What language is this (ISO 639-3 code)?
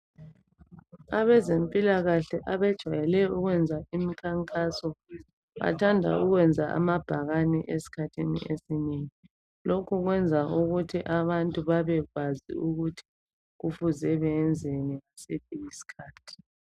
nde